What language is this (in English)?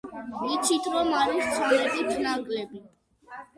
Georgian